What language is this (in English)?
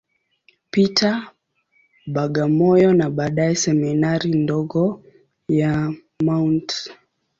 Swahili